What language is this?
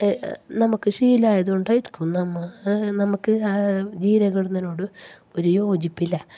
Malayalam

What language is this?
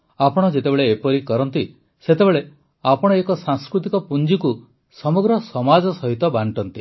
Odia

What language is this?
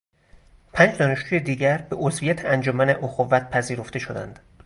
Persian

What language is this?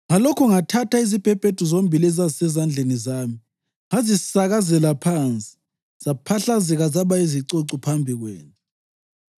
North Ndebele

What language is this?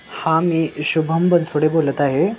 Marathi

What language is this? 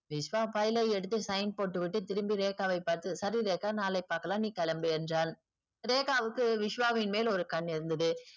Tamil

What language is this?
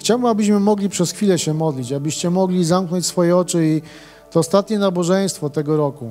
Polish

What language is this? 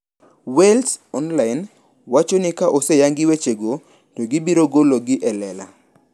Luo (Kenya and Tanzania)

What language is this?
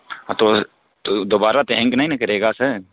Urdu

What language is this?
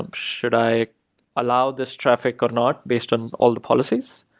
English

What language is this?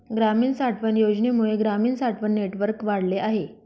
Marathi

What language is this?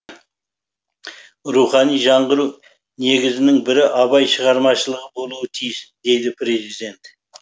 Kazakh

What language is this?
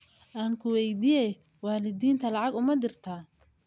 Somali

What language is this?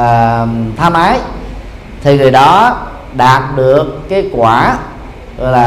Vietnamese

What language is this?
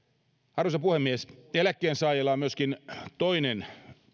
Finnish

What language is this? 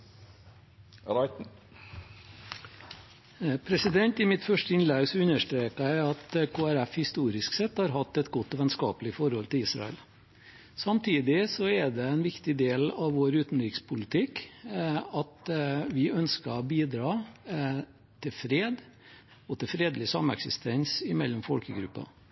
Norwegian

